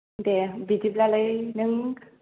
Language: Bodo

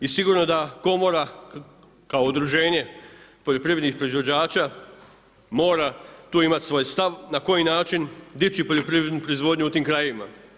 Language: Croatian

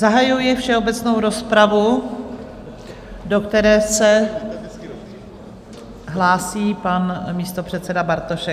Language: Czech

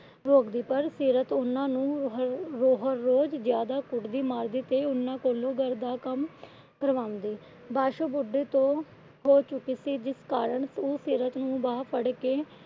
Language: Punjabi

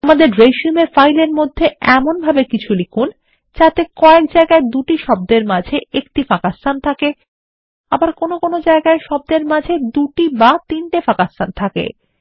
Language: Bangla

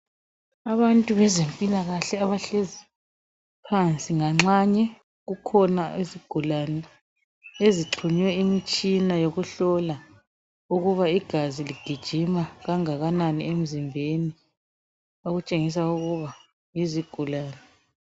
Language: North Ndebele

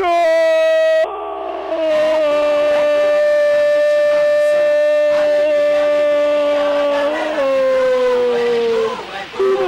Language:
Portuguese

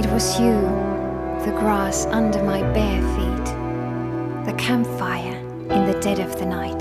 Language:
English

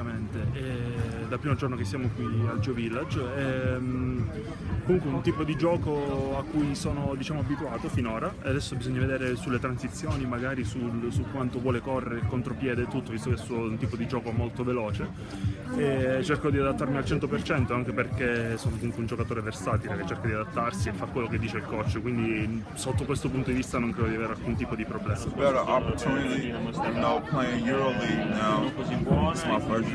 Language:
Italian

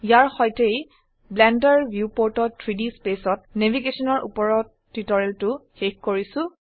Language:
Assamese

